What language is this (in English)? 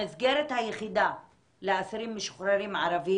Hebrew